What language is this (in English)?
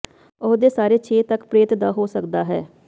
Punjabi